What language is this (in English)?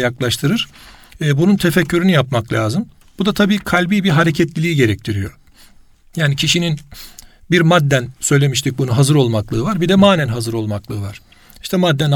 Turkish